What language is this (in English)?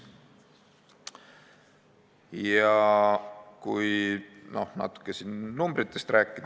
Estonian